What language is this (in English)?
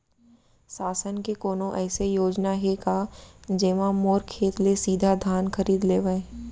Chhattisgarhi